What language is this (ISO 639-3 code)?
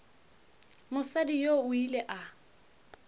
nso